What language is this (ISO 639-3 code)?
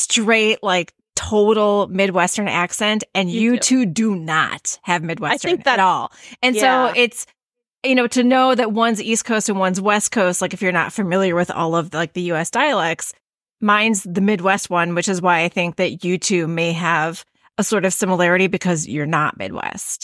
eng